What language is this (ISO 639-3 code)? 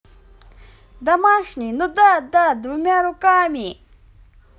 rus